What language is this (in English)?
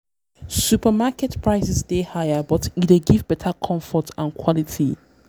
Nigerian Pidgin